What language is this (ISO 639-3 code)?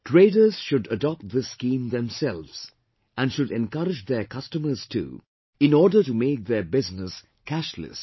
eng